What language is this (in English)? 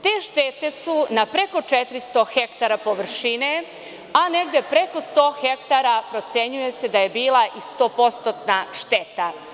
Serbian